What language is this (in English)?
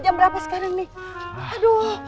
Indonesian